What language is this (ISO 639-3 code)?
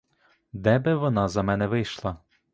ukr